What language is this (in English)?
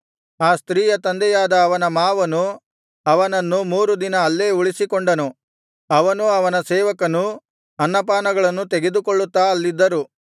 Kannada